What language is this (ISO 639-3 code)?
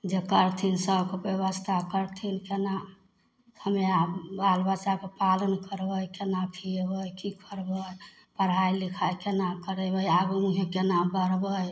mai